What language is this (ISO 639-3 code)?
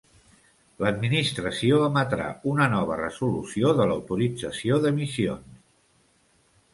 cat